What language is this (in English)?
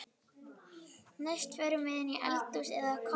Icelandic